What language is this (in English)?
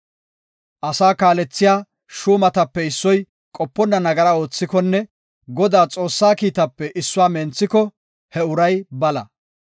Gofa